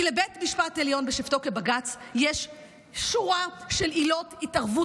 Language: Hebrew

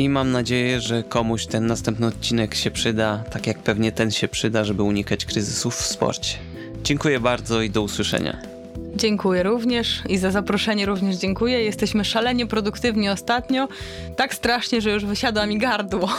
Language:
Polish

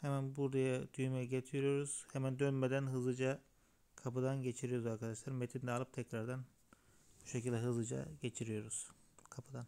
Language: Turkish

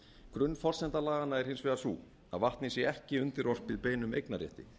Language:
Icelandic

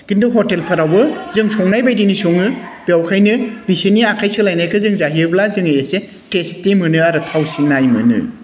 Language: Bodo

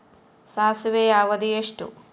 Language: Kannada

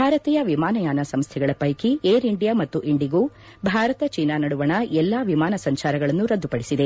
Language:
Kannada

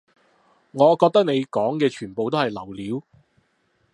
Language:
Cantonese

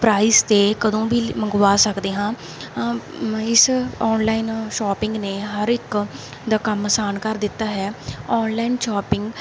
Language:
Punjabi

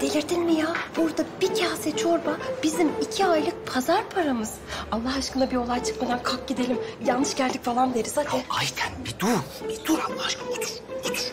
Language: Turkish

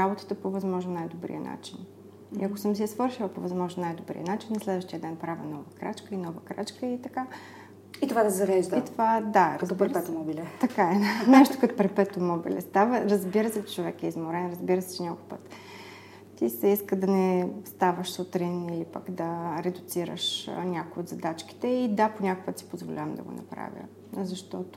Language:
Bulgarian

